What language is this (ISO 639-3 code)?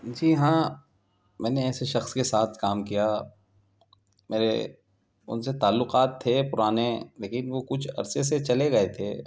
urd